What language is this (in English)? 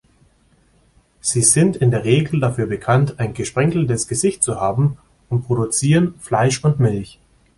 German